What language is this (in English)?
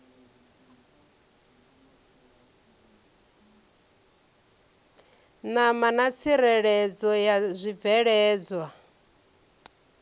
Venda